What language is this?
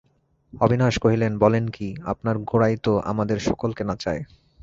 Bangla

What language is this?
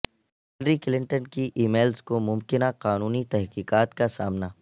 Urdu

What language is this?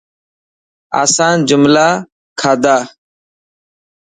Dhatki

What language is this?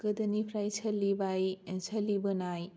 Bodo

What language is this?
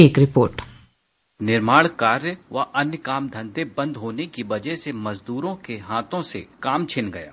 Hindi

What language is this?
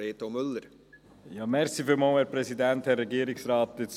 Swiss German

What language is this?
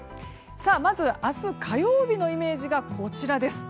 Japanese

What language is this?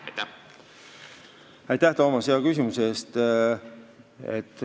Estonian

